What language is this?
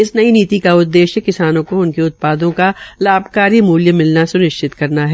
Hindi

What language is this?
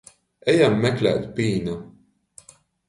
Latgalian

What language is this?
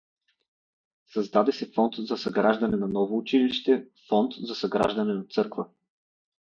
Bulgarian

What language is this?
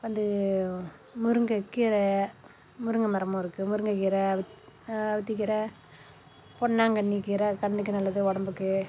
Tamil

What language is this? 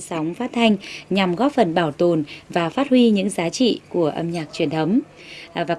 Vietnamese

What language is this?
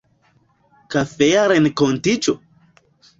Esperanto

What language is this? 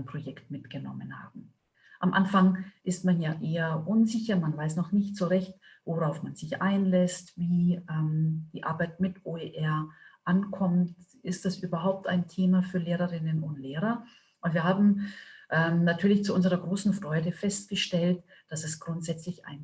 German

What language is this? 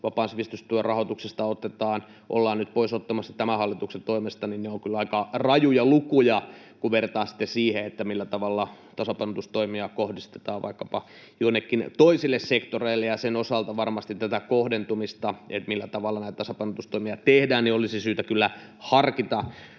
Finnish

